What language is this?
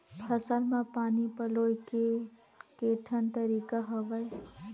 Chhattisgarhi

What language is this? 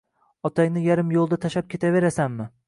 Uzbek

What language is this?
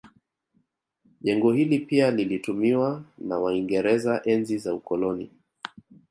Swahili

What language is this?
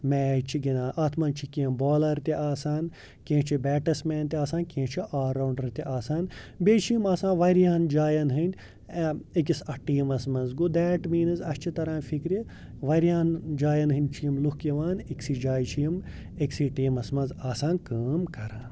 Kashmiri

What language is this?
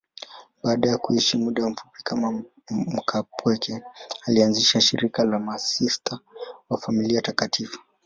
Swahili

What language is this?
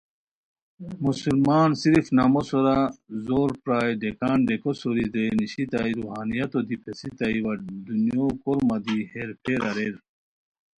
Khowar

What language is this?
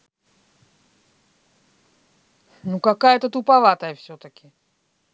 Russian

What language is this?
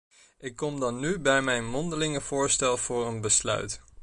Dutch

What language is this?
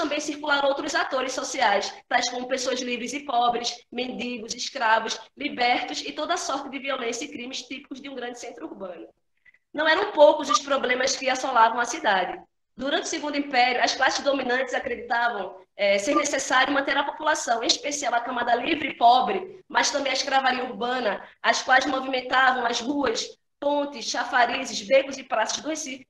Portuguese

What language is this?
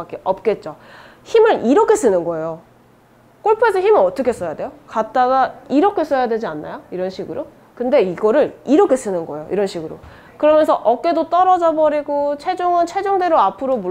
Korean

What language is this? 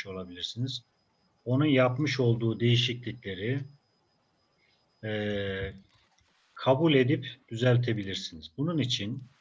Turkish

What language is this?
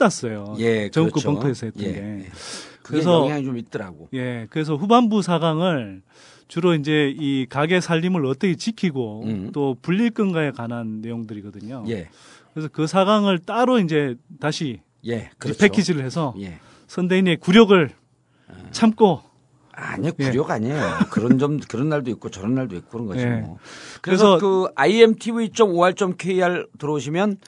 Korean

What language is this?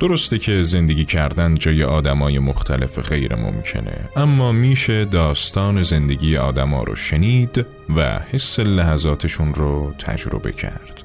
Persian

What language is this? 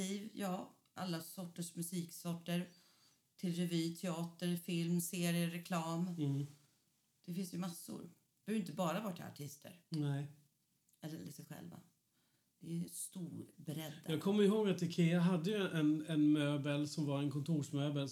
Swedish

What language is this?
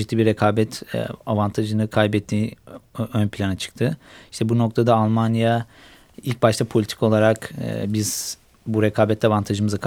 Turkish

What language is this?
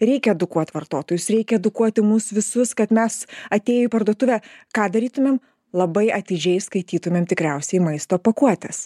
Lithuanian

